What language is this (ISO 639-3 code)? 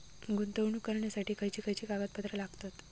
mar